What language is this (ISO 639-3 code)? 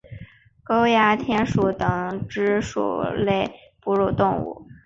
zho